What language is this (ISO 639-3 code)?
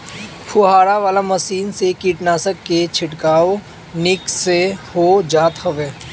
bho